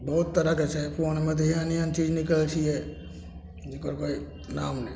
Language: Maithili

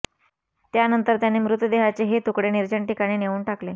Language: Marathi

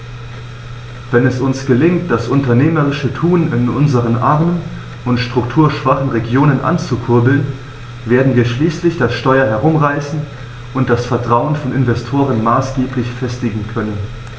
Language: German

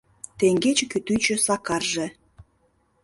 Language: Mari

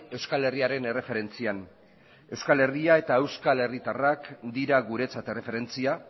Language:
Basque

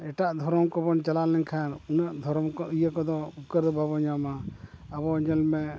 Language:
Santali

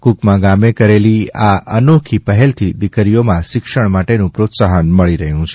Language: Gujarati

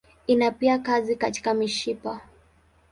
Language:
Swahili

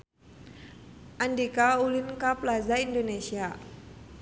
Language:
Sundanese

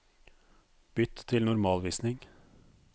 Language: Norwegian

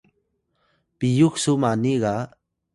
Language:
Atayal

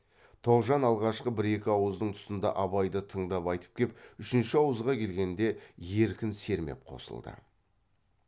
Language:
Kazakh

